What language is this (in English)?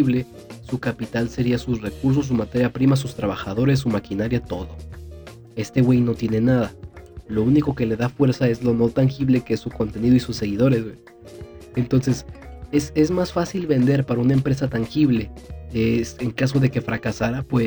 Spanish